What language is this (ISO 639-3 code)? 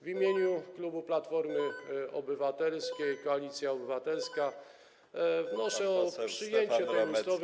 pol